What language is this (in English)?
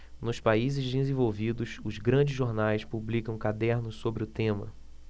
Portuguese